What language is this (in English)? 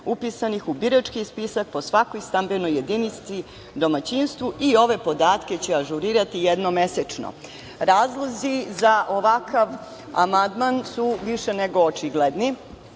Serbian